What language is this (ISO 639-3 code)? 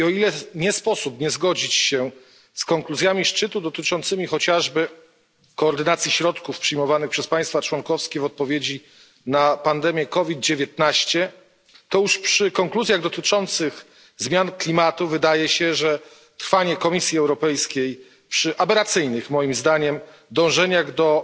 pol